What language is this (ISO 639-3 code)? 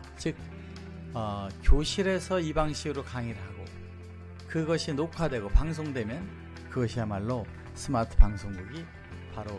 kor